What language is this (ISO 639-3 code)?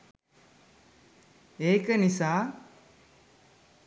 sin